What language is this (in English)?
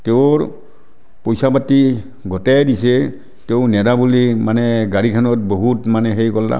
Assamese